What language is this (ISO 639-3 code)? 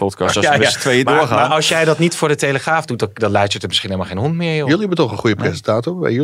nld